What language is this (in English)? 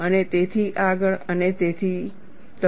Gujarati